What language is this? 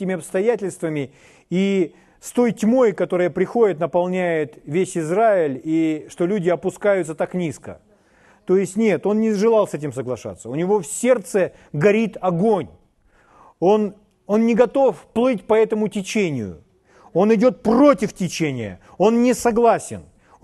Russian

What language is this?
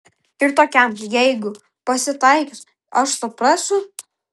Lithuanian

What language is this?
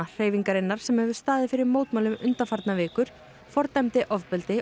Icelandic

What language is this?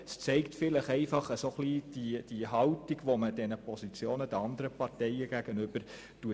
Swiss German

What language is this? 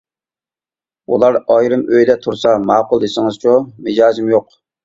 Uyghur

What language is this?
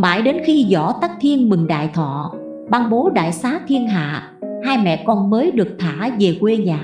Vietnamese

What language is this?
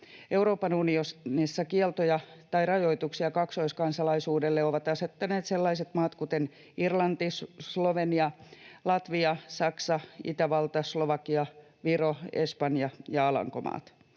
Finnish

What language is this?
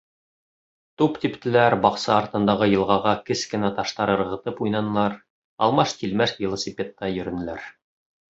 Bashkir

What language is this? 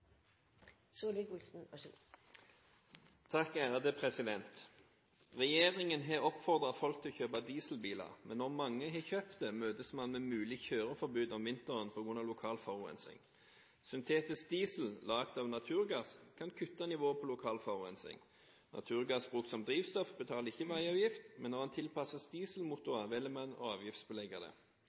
Norwegian Bokmål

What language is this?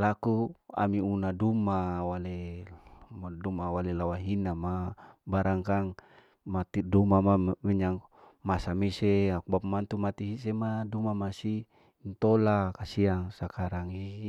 Larike-Wakasihu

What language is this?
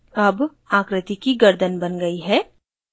Hindi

